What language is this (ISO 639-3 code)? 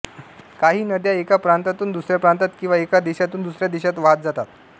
mar